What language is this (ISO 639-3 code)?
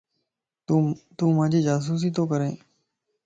lss